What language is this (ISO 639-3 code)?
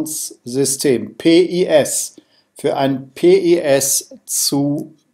deu